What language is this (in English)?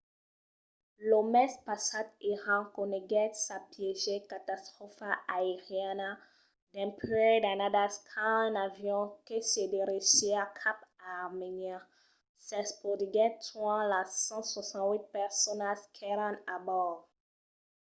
Occitan